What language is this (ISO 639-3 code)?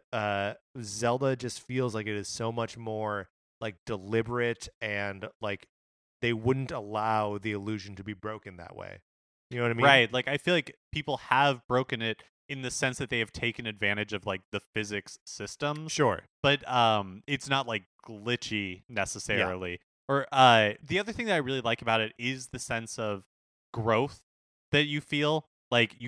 eng